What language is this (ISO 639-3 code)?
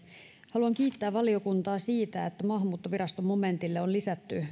fin